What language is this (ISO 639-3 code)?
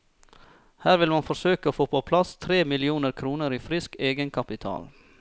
nor